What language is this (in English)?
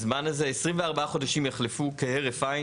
Hebrew